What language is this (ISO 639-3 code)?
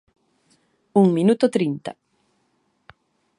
glg